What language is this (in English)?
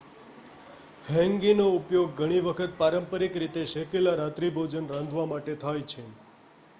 Gujarati